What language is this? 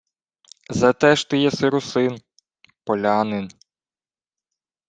Ukrainian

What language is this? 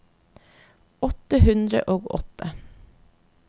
Norwegian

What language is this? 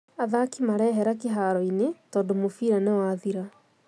Kikuyu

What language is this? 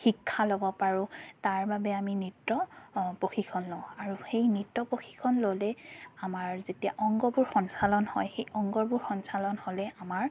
Assamese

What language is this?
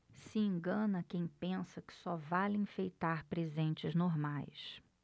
Portuguese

